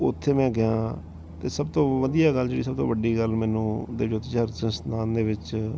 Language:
Punjabi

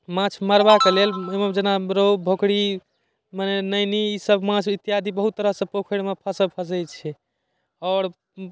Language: Maithili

